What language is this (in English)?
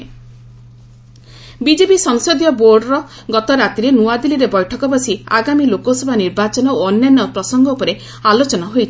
Odia